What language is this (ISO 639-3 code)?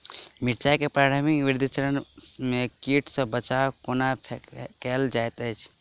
mai